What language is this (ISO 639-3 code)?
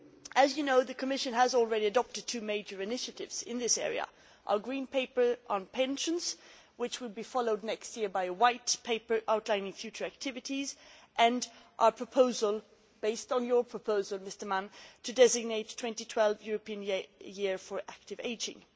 eng